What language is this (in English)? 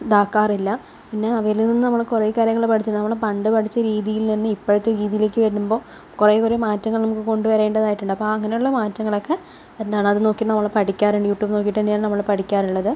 Malayalam